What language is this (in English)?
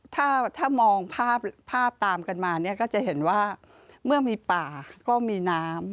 Thai